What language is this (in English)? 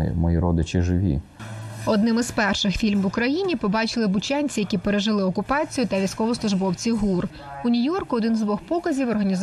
Ukrainian